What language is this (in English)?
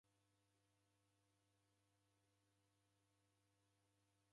Taita